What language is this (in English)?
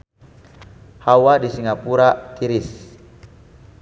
Sundanese